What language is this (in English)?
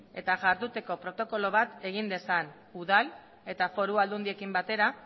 Basque